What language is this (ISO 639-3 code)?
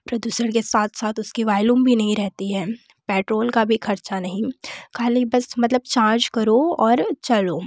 hin